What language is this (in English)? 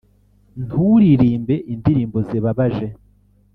Kinyarwanda